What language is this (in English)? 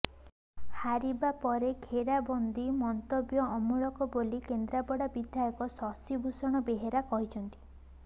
Odia